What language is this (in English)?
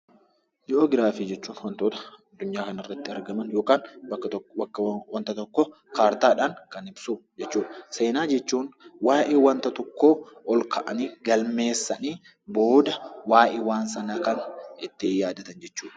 Oromo